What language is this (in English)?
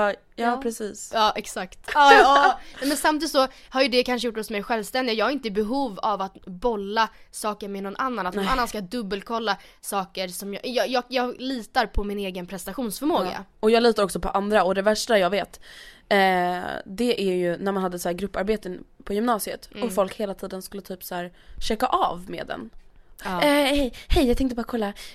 Swedish